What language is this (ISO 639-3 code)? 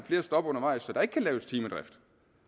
dan